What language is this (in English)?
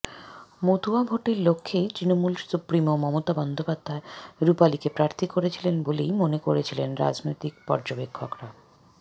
Bangla